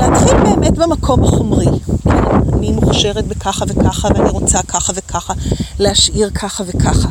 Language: Hebrew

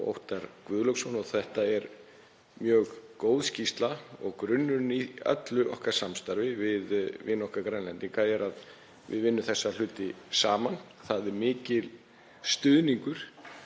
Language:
Icelandic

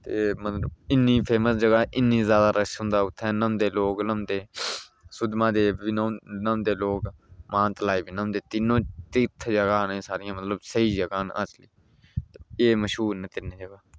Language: Dogri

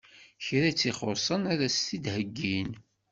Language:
Kabyle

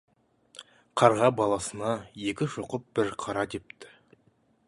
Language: Kazakh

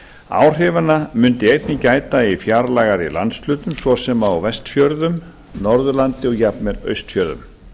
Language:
Icelandic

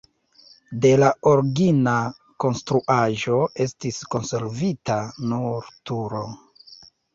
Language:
Esperanto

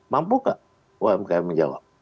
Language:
Indonesian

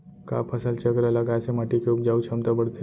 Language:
Chhattisgarhi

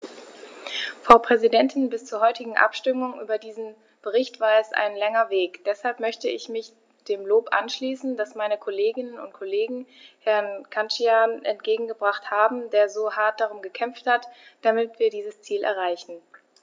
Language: German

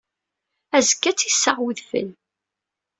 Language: Kabyle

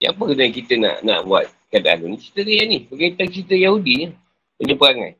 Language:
Malay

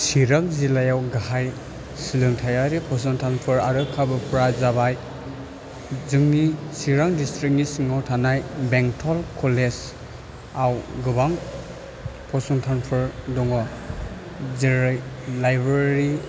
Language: Bodo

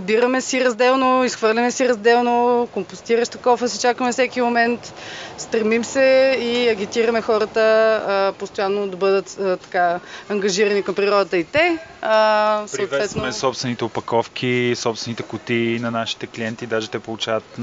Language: Bulgarian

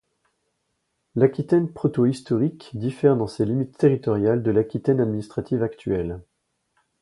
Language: French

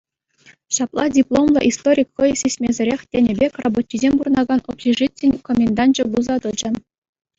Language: Chuvash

